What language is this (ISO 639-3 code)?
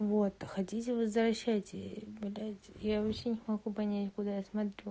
rus